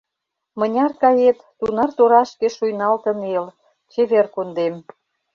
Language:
Mari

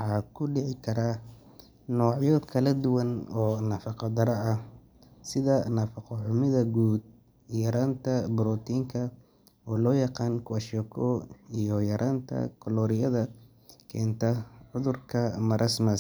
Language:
Somali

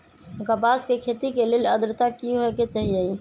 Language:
Magahi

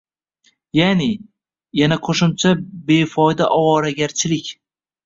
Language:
Uzbek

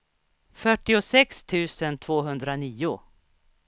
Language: Swedish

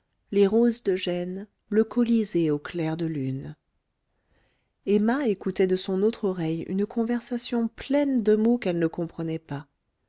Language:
French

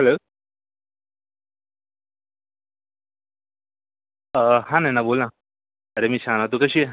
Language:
Marathi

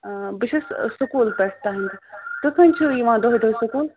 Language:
Kashmiri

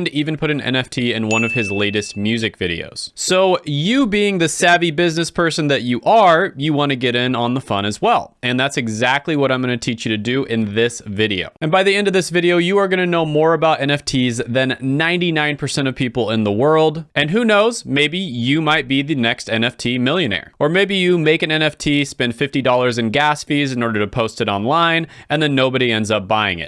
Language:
English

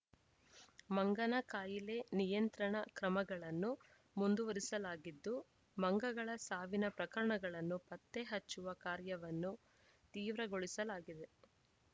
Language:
Kannada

